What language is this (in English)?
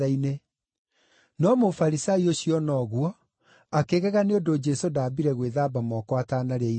Kikuyu